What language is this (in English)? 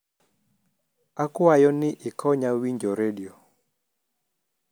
Luo (Kenya and Tanzania)